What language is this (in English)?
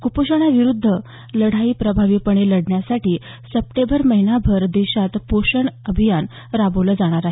Marathi